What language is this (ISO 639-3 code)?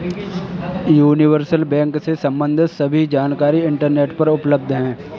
hin